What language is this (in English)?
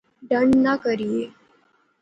Pahari-Potwari